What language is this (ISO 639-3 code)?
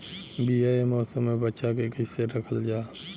bho